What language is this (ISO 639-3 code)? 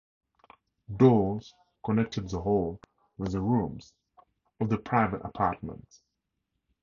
eng